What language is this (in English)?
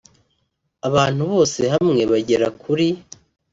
Kinyarwanda